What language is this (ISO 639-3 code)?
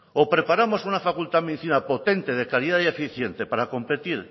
spa